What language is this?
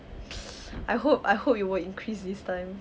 English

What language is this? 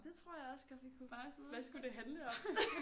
Danish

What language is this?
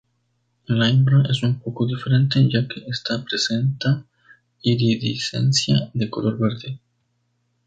Spanish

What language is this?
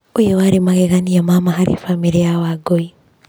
Kikuyu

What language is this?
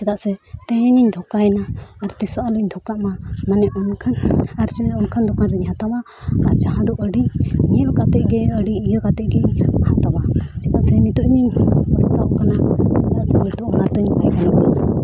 Santali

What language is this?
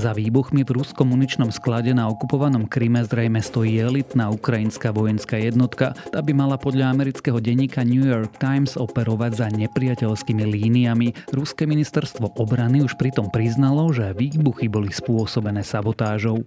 Slovak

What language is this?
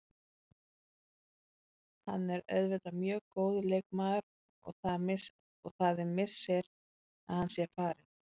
Icelandic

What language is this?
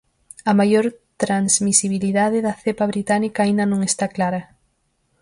Galician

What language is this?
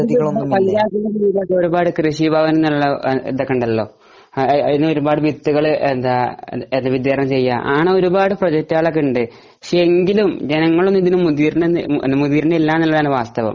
Malayalam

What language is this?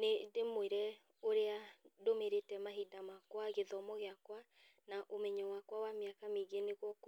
Kikuyu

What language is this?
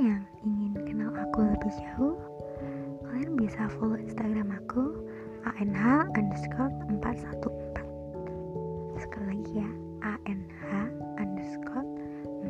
Indonesian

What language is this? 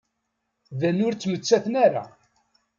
Kabyle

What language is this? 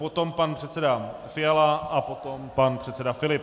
Czech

